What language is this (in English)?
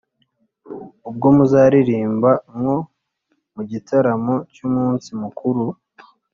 Kinyarwanda